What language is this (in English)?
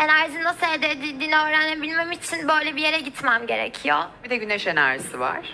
Turkish